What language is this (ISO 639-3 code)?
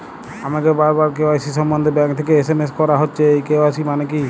ben